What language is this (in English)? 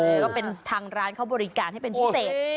Thai